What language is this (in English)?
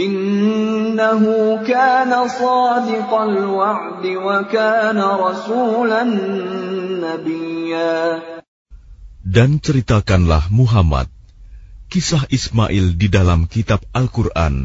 Arabic